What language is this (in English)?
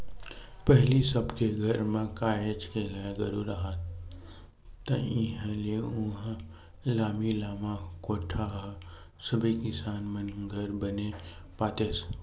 Chhattisgarhi